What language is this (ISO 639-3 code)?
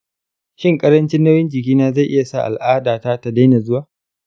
hau